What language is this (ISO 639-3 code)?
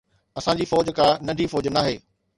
snd